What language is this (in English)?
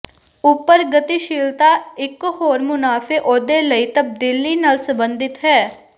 Punjabi